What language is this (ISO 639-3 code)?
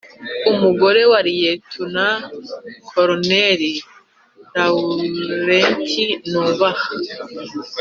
kin